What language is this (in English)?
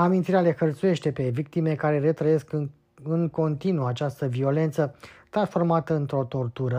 Romanian